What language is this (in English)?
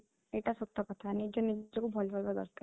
Odia